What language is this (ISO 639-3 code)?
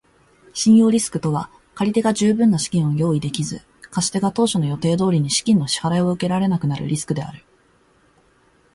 jpn